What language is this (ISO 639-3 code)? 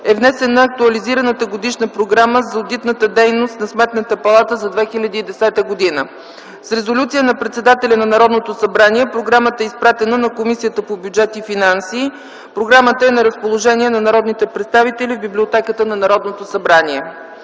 bul